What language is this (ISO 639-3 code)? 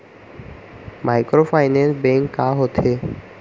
hne